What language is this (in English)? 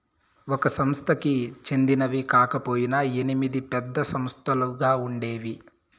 Telugu